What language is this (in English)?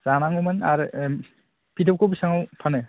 Bodo